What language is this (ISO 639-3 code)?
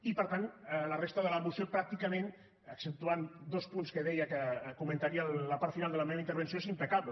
cat